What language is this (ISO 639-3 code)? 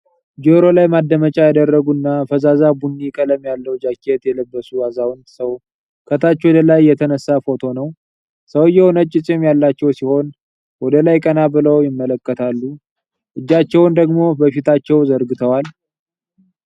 amh